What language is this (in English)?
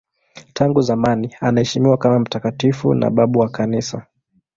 Swahili